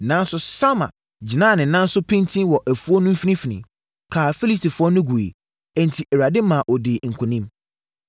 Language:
Akan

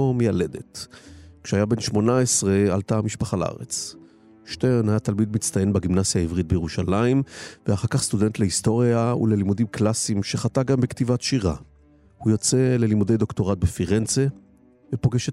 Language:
Hebrew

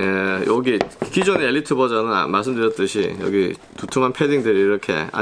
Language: Korean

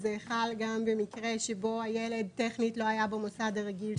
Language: Hebrew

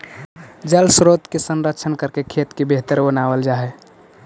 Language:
Magahi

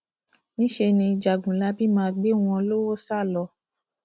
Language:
Yoruba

